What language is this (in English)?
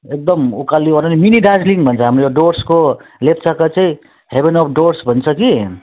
Nepali